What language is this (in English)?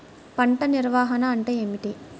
Telugu